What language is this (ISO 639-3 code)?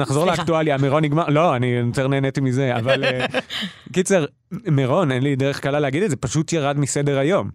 heb